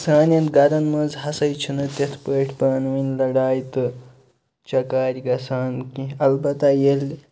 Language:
Kashmiri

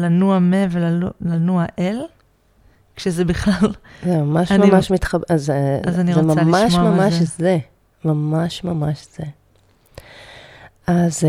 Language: Hebrew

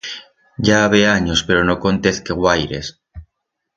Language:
Aragonese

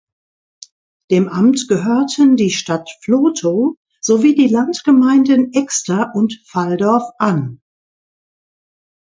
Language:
German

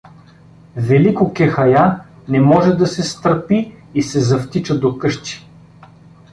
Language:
Bulgarian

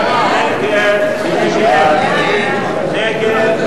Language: Hebrew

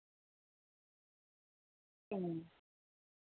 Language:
Santali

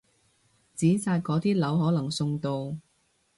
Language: Cantonese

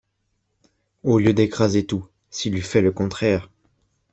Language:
French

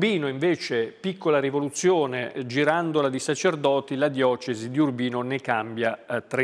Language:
Italian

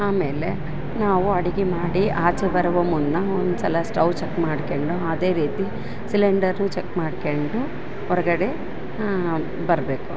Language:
Kannada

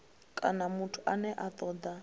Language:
Venda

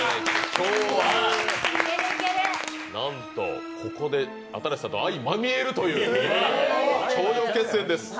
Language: Japanese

